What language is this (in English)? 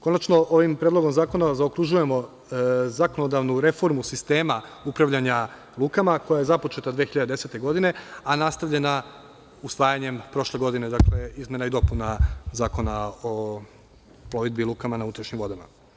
Serbian